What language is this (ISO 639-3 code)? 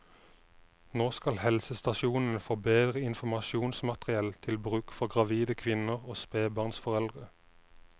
nor